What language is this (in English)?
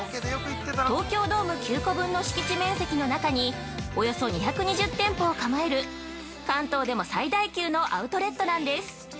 Japanese